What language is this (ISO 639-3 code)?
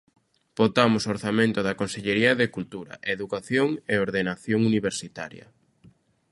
glg